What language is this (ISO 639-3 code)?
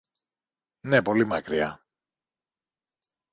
ell